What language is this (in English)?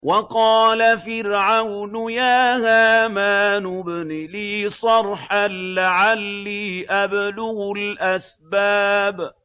Arabic